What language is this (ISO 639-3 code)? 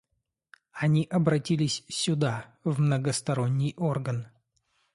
rus